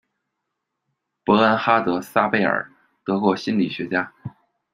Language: Chinese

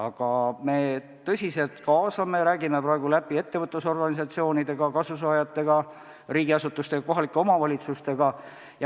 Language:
Estonian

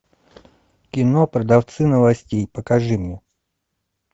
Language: Russian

